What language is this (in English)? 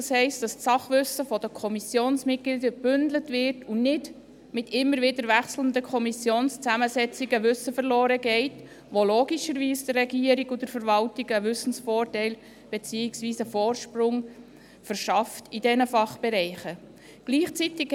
Swiss German